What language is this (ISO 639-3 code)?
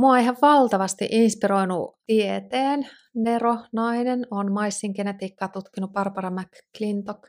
fin